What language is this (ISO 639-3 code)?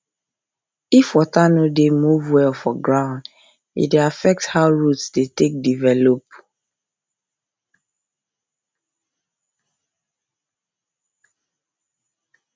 pcm